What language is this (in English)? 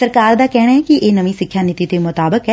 Punjabi